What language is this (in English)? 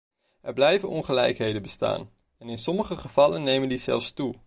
Dutch